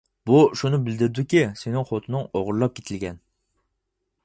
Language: Uyghur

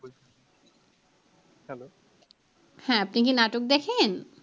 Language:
Bangla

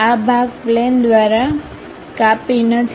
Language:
Gujarati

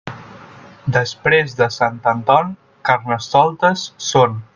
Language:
Catalan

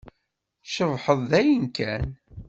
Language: Kabyle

